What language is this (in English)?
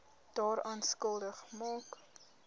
Afrikaans